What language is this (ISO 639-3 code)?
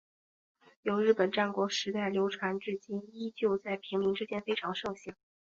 zho